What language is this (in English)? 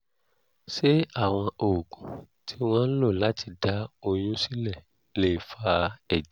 Yoruba